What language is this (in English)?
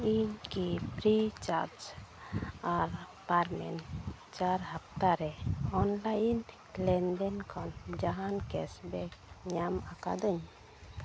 Santali